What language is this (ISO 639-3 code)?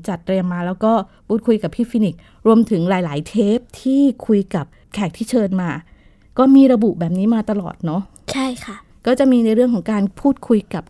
tha